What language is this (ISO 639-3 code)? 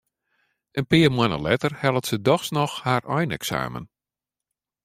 fry